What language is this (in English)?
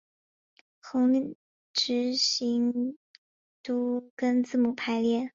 Chinese